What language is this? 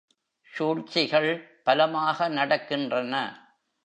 Tamil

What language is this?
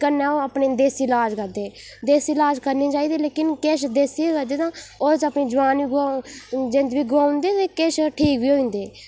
Dogri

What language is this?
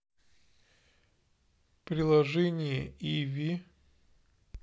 Russian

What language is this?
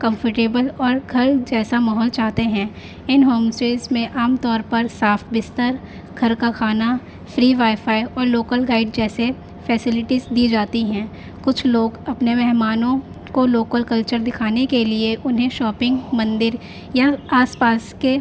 Urdu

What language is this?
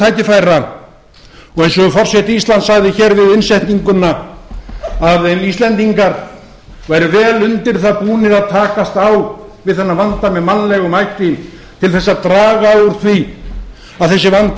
Icelandic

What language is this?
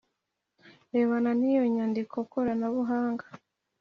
Kinyarwanda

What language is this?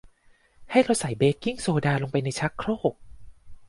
Thai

